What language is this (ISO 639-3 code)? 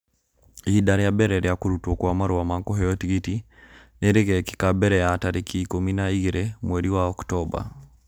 kik